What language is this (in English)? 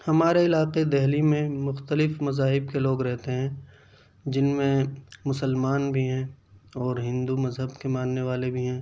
Urdu